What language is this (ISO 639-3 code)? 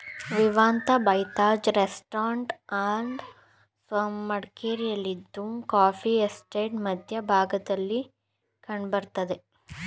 kan